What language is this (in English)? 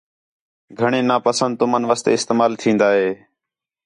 Khetrani